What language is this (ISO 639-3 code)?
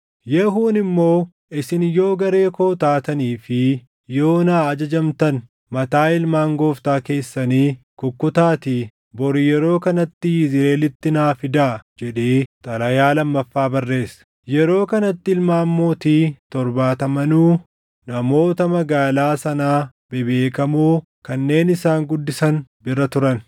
orm